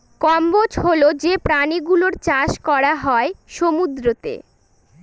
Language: Bangla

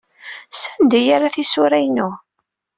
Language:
Kabyle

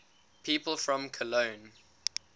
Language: English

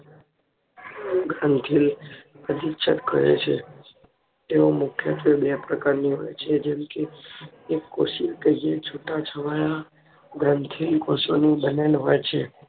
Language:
Gujarati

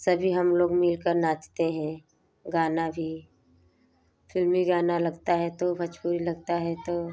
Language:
Hindi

